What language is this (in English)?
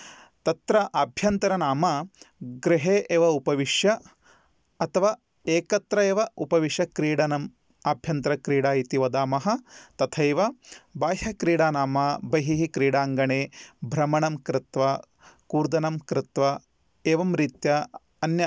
Sanskrit